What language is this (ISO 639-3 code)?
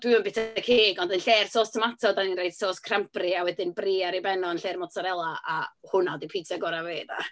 cym